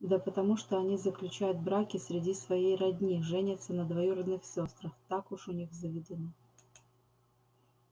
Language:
Russian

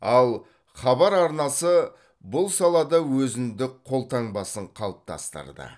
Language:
Kazakh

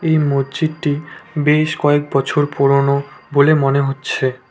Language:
Bangla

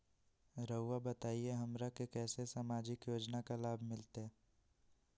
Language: Magahi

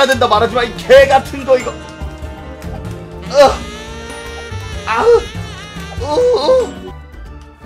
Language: Korean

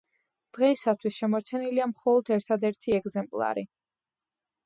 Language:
Georgian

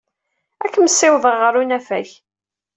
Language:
Kabyle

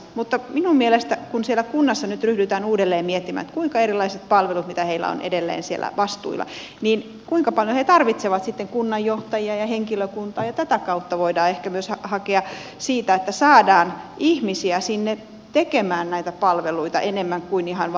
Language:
Finnish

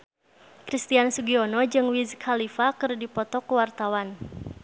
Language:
Sundanese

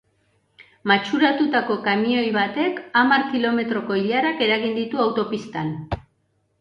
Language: Basque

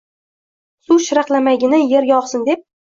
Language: Uzbek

